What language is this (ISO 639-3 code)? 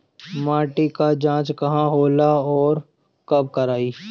bho